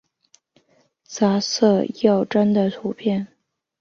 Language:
Chinese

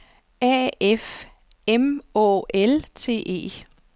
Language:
Danish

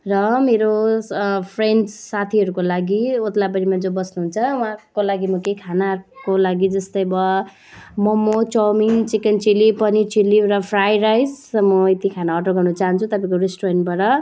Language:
Nepali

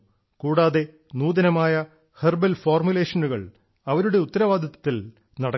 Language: Malayalam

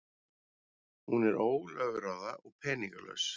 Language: Icelandic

